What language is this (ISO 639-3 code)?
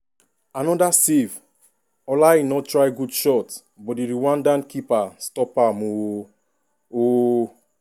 pcm